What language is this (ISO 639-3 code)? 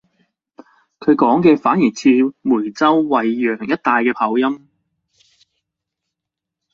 yue